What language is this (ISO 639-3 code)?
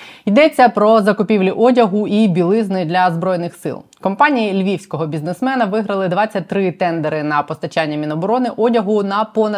ukr